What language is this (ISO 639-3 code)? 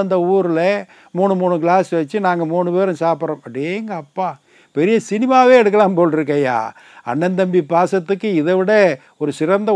tam